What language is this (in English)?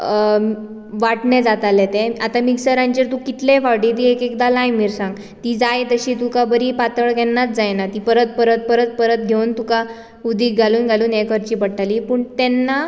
Konkani